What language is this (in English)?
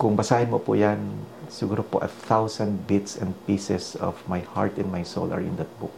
Filipino